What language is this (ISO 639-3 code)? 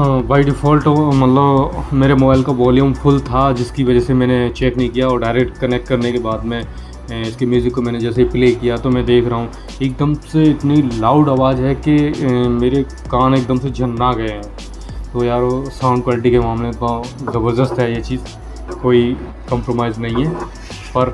hin